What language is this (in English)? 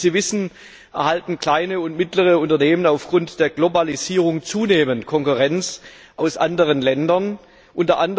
German